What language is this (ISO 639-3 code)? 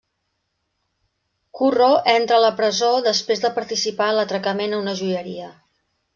cat